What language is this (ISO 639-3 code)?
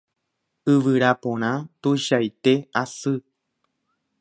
grn